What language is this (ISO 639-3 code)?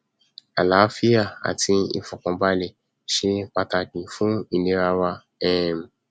yor